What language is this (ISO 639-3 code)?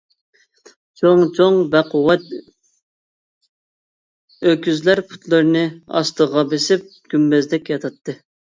uig